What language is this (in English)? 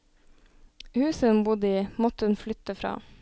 Norwegian